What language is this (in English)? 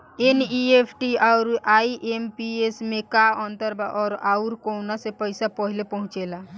Bhojpuri